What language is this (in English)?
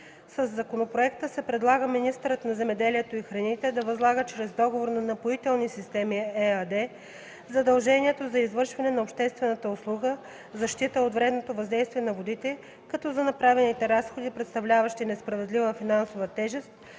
Bulgarian